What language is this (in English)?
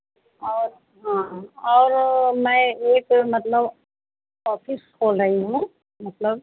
Hindi